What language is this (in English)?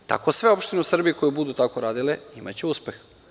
Serbian